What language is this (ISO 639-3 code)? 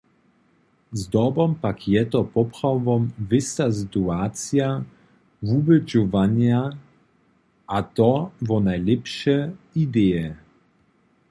hsb